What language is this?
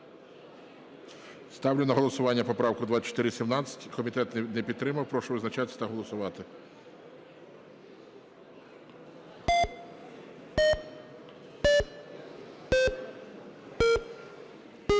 Ukrainian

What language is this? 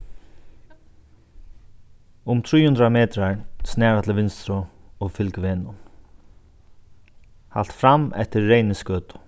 Faroese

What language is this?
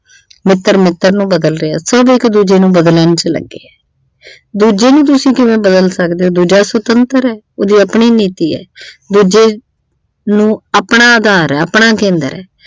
Punjabi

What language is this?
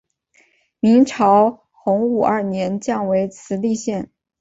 Chinese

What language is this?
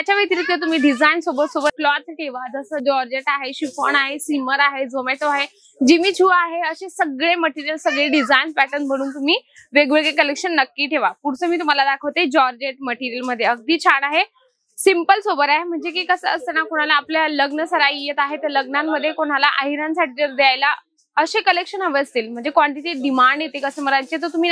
Marathi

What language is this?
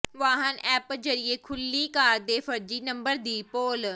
Punjabi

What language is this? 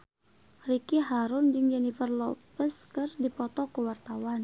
Sundanese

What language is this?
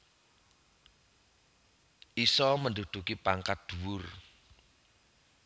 Javanese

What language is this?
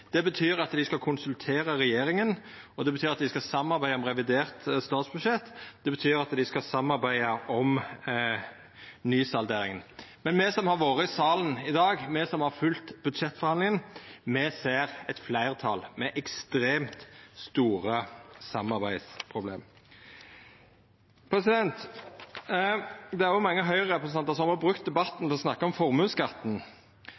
Norwegian Nynorsk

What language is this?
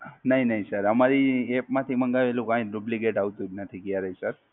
Gujarati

